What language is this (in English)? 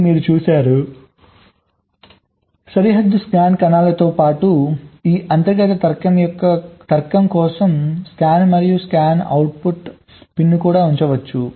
Telugu